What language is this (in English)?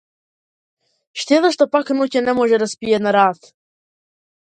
Macedonian